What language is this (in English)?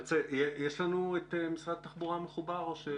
Hebrew